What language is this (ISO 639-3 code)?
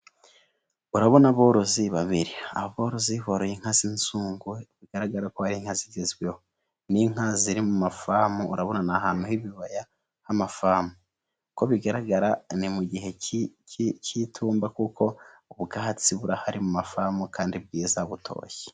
kin